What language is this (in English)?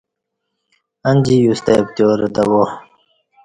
Kati